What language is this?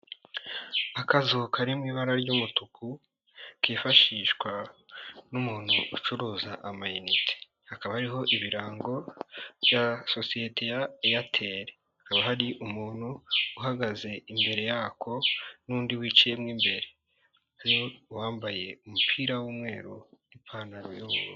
Kinyarwanda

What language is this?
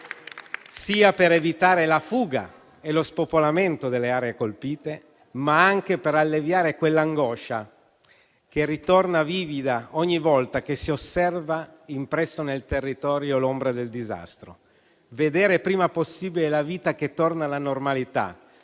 Italian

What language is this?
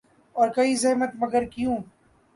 Urdu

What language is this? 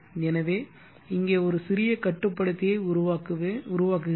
Tamil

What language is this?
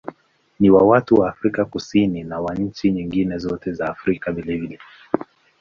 Swahili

